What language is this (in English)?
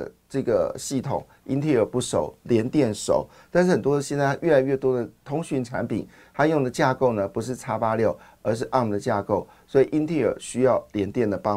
Chinese